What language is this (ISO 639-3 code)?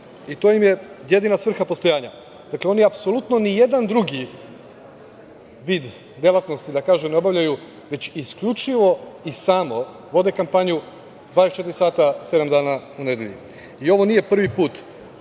srp